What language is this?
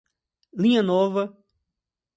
Portuguese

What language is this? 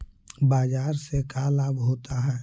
Magahi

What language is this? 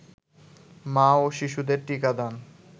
Bangla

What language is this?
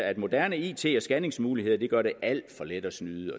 Danish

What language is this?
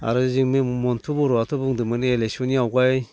Bodo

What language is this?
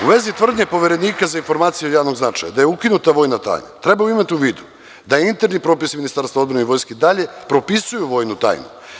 Serbian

